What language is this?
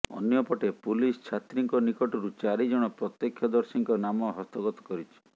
Odia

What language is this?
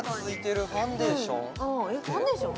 Japanese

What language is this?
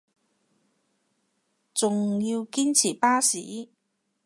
Cantonese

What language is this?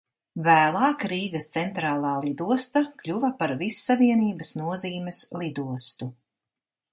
Latvian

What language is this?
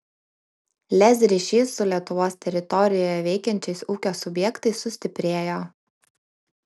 Lithuanian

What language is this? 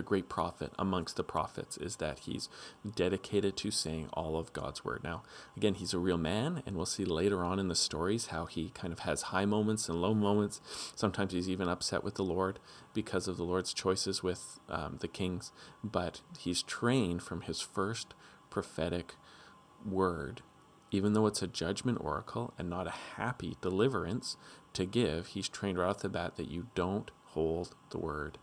English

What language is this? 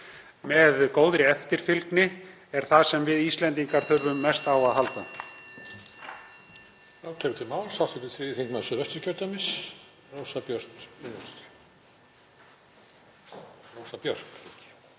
Icelandic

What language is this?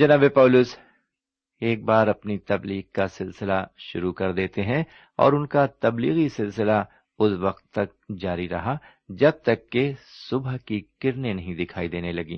Urdu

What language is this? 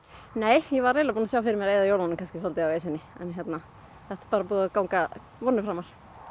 Icelandic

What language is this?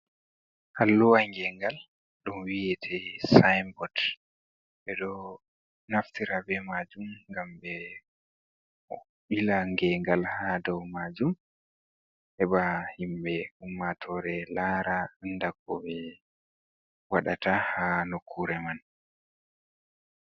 Fula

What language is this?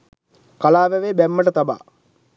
Sinhala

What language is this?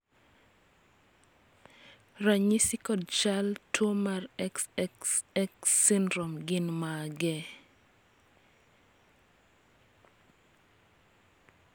Luo (Kenya and Tanzania)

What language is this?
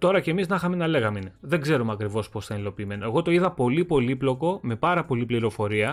Greek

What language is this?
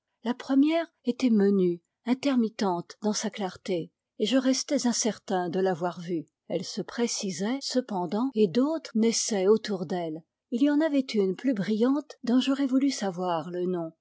French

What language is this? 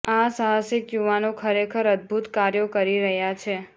Gujarati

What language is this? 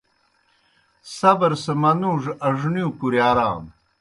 Kohistani Shina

